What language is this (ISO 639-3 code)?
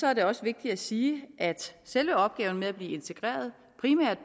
dan